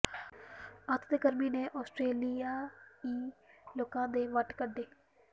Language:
Punjabi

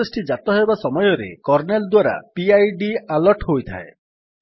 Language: Odia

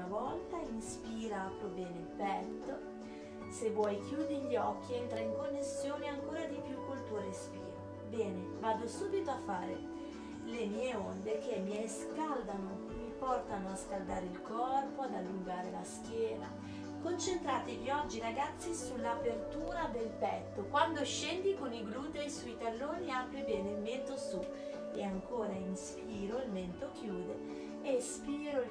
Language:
Italian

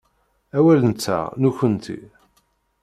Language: Kabyle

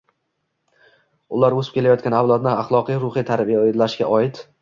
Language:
Uzbek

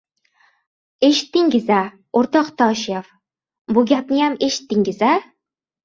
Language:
Uzbek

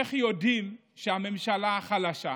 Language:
Hebrew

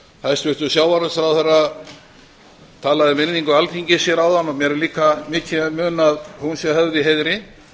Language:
Icelandic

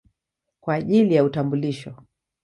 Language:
Swahili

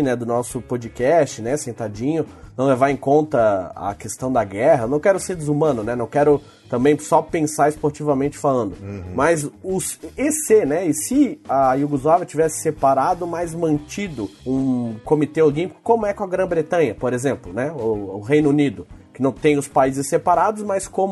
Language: Portuguese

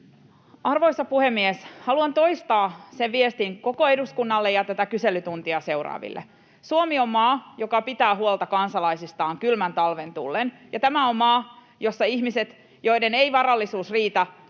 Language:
Finnish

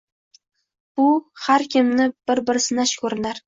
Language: Uzbek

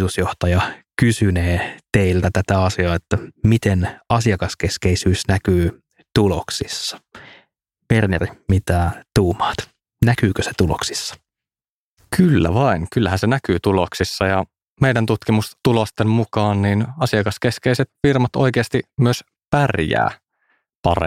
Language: Finnish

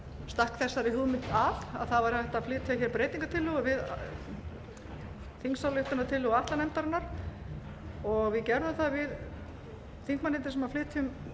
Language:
Icelandic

